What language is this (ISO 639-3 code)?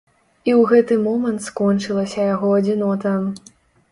bel